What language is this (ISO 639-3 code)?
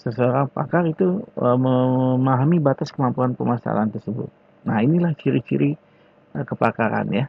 ind